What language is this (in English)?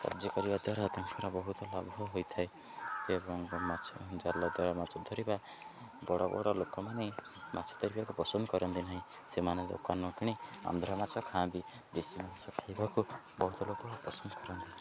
Odia